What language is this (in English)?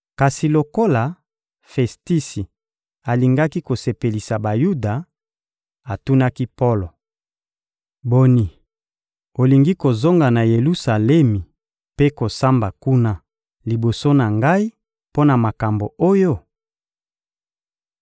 Lingala